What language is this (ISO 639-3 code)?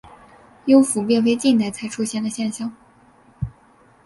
zho